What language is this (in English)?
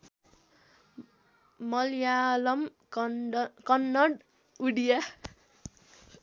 Nepali